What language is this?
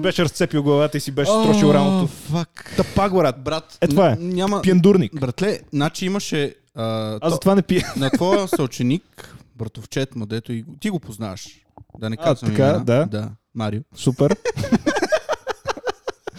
Bulgarian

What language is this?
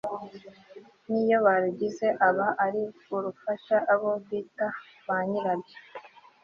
Kinyarwanda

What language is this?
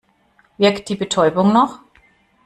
German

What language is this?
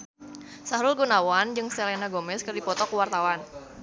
Sundanese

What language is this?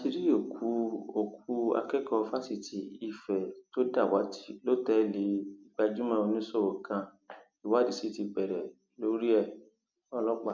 Yoruba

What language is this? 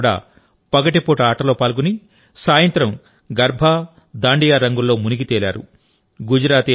Telugu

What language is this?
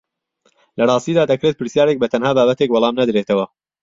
Central Kurdish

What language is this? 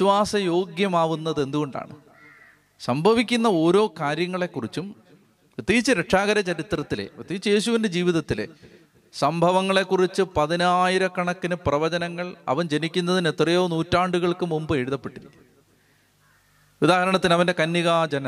Malayalam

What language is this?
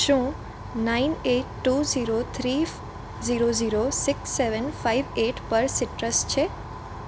Gujarati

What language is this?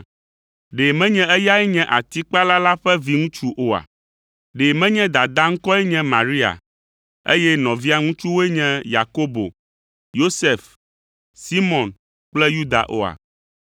Ewe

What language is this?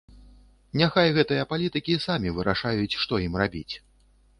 Belarusian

